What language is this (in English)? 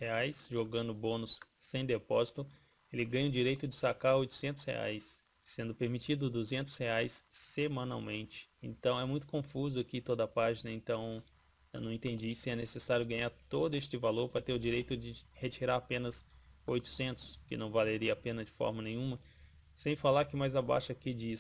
Portuguese